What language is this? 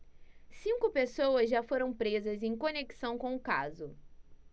Portuguese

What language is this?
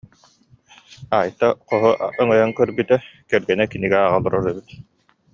Yakut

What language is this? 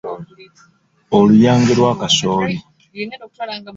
Ganda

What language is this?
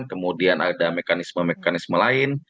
Indonesian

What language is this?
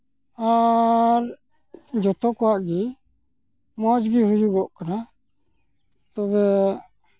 Santali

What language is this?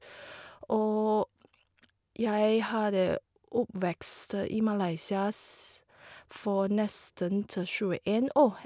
Norwegian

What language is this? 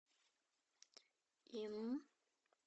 Russian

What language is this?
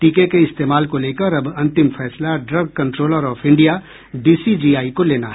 Hindi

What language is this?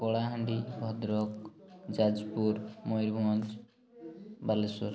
Odia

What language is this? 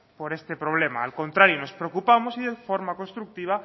Spanish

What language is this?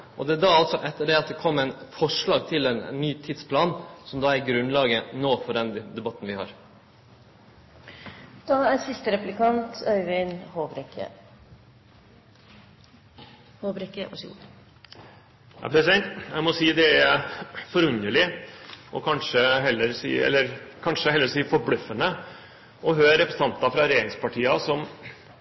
Norwegian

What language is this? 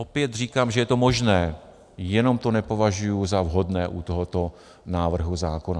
Czech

